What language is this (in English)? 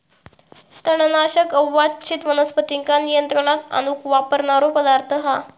Marathi